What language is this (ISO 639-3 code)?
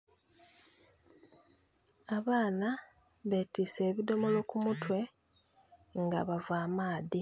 xog